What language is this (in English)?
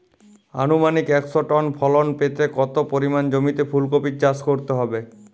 Bangla